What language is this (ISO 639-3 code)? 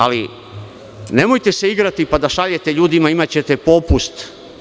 srp